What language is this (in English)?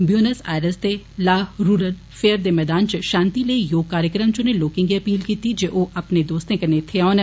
Dogri